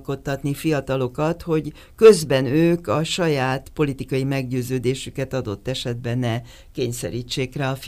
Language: Hungarian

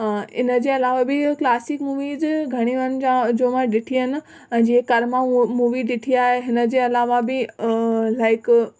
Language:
Sindhi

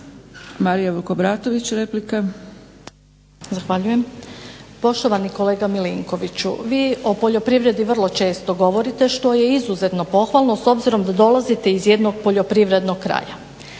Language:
Croatian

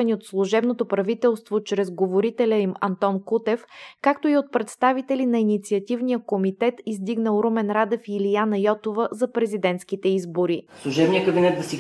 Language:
Bulgarian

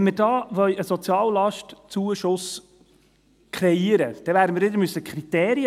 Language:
Swiss German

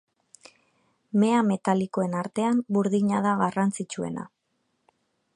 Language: Basque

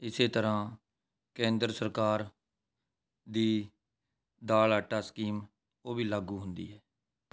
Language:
Punjabi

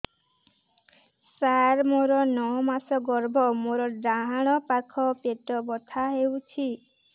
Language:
Odia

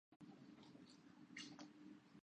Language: Urdu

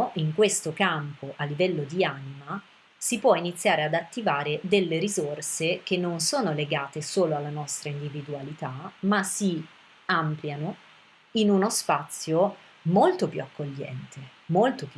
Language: Italian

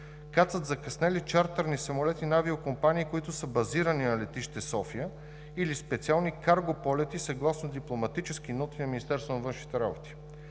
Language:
Bulgarian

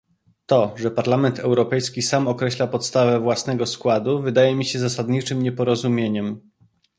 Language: Polish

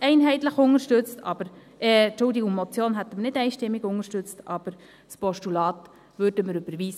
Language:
Swiss German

